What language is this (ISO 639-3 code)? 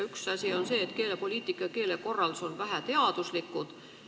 est